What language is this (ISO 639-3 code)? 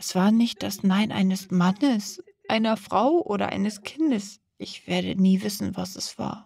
deu